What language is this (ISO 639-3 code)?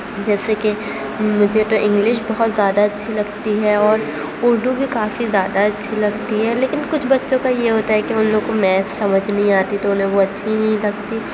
urd